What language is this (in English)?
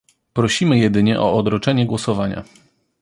Polish